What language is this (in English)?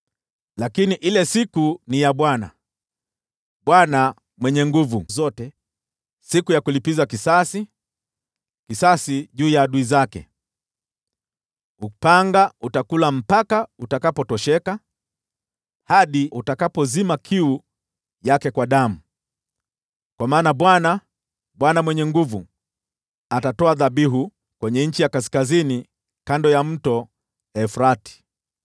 Swahili